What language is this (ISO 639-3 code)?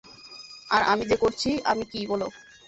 ben